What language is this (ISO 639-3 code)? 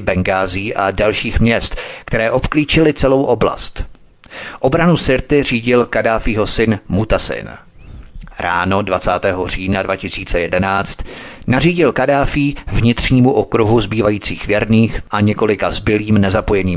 ces